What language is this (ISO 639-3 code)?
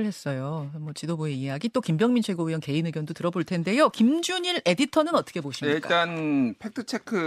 kor